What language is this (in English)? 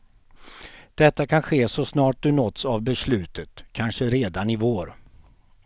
Swedish